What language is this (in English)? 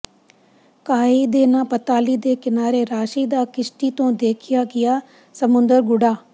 Punjabi